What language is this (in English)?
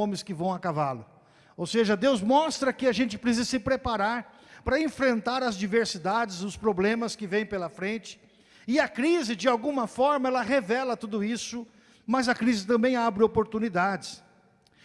Portuguese